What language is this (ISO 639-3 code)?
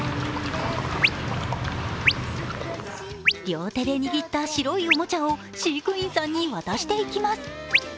jpn